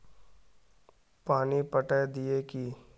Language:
Magahi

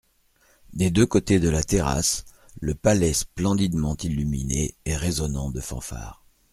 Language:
French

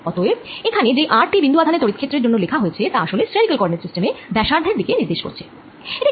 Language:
Bangla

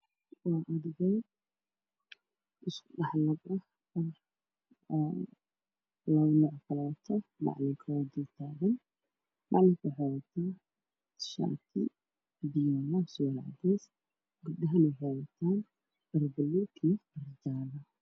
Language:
Somali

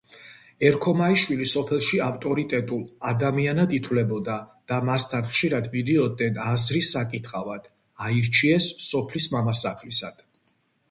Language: Georgian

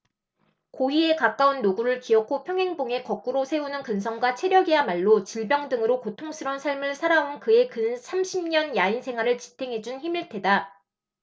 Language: Korean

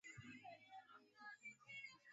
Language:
Swahili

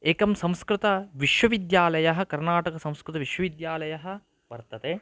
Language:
Sanskrit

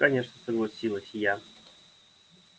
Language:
Russian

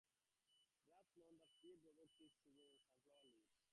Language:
English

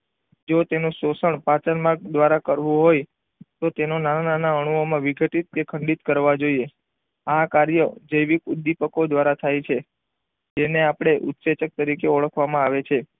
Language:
Gujarati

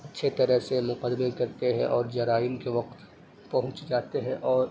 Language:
Urdu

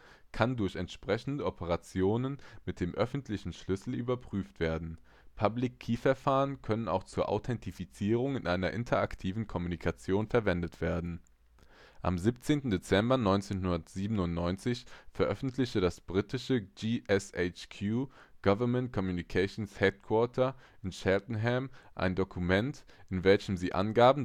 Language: German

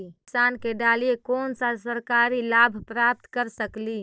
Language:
Magahi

